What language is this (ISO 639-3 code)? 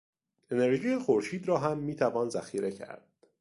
fas